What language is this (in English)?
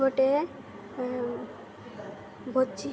Odia